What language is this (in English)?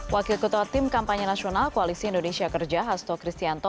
Indonesian